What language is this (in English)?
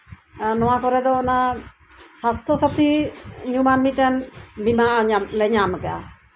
Santali